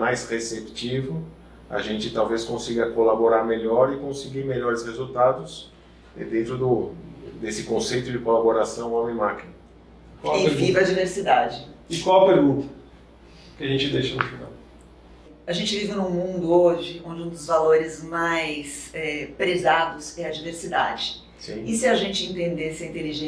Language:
Portuguese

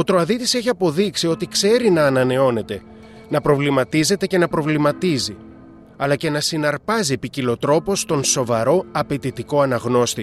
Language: Greek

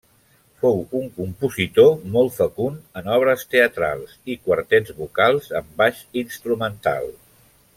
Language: Catalan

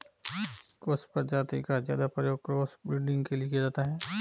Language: Hindi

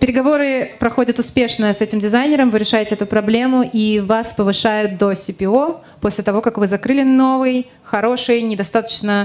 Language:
Russian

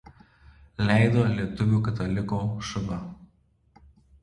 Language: Lithuanian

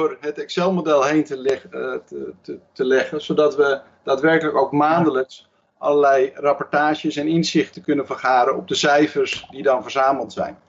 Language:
Dutch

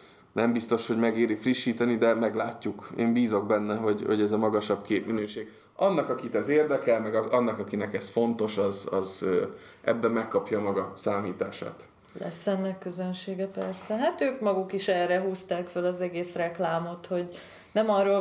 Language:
Hungarian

